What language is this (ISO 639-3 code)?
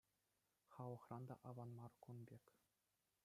chv